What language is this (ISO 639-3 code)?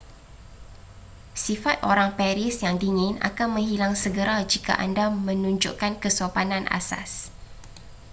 msa